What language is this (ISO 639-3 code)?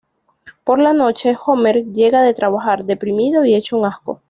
spa